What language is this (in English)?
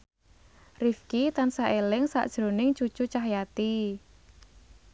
Javanese